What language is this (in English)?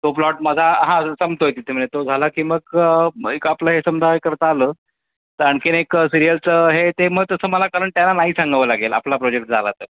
Marathi